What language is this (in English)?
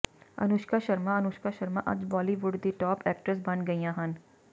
Punjabi